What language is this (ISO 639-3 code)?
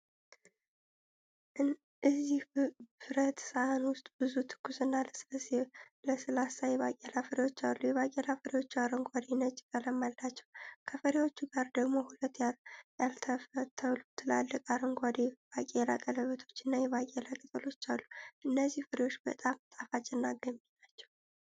amh